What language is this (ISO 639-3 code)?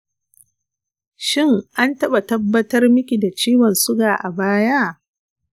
hau